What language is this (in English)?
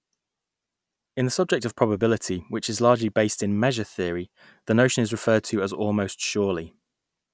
English